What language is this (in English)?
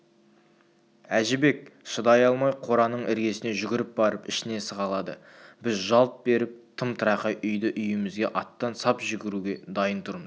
Kazakh